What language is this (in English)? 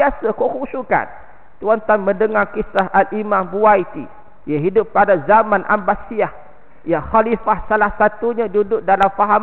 Malay